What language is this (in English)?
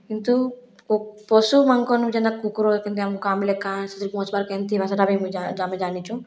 Odia